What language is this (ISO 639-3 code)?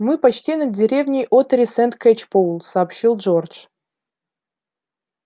rus